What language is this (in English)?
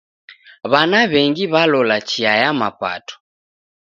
Taita